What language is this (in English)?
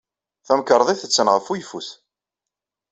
Kabyle